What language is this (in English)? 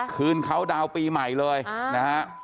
Thai